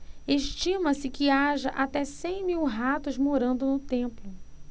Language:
Portuguese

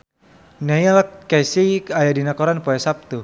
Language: Sundanese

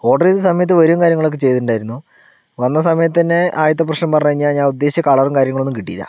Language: Malayalam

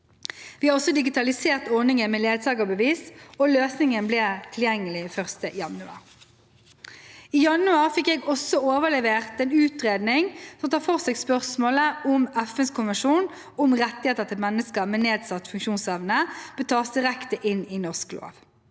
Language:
Norwegian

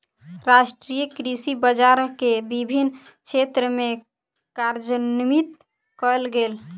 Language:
Maithili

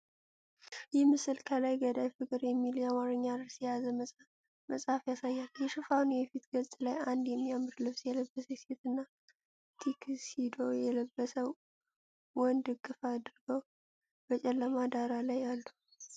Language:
Amharic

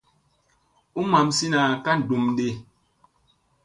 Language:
Musey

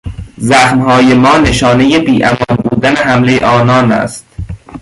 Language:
Persian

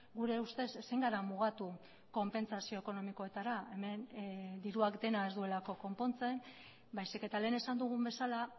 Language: Basque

